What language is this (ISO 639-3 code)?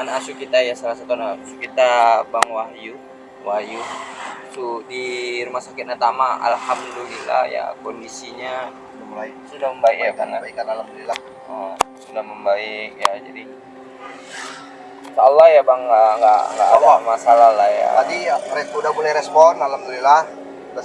ind